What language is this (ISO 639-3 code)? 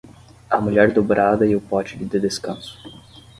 por